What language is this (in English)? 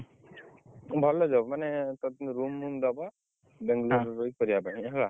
Odia